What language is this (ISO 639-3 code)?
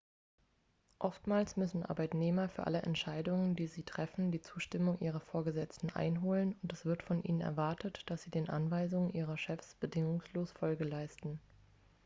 deu